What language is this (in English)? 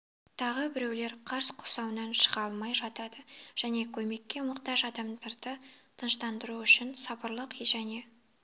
Kazakh